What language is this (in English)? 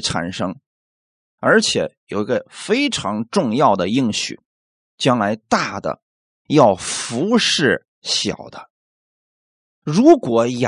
Chinese